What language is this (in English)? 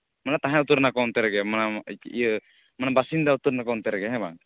Santali